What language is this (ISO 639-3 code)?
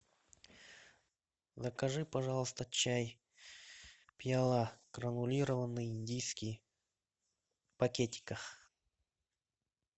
rus